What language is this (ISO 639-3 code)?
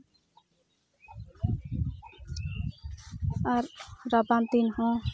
sat